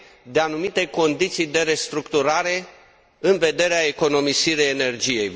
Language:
Romanian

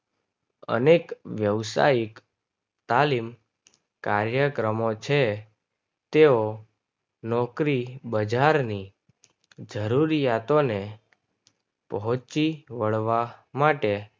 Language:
Gujarati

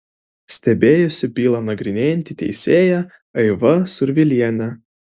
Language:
Lithuanian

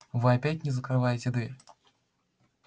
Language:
Russian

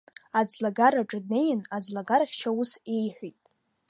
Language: Abkhazian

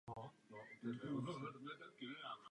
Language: Czech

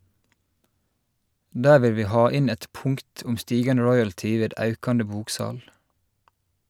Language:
Norwegian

